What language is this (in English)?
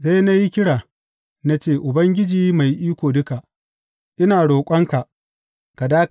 Hausa